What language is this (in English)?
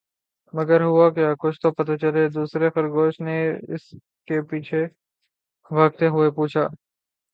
Urdu